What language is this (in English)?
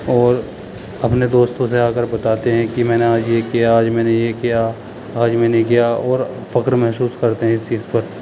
Urdu